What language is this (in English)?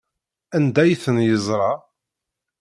Kabyle